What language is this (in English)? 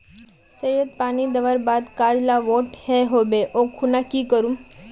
Magahi